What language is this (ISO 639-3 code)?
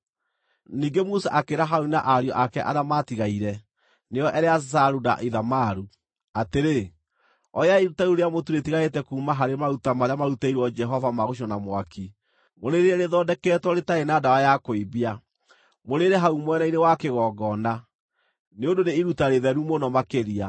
kik